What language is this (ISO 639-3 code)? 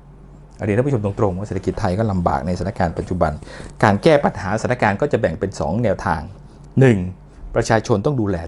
tha